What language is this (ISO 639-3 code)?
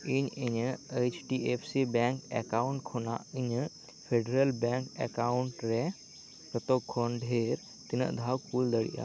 sat